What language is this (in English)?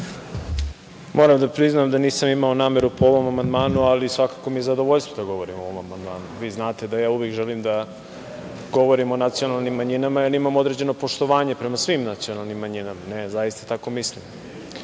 Serbian